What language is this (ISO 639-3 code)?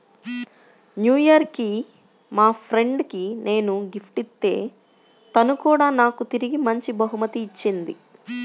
tel